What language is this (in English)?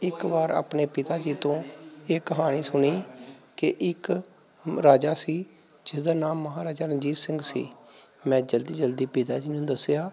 Punjabi